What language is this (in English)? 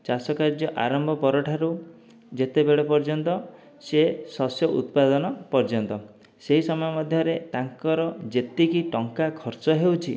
Odia